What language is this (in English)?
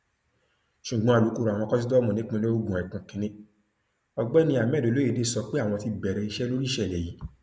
Yoruba